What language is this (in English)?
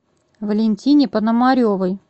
Russian